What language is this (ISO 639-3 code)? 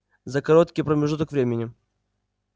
rus